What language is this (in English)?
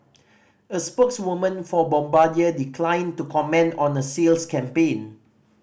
English